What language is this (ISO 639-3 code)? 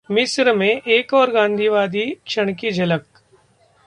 hin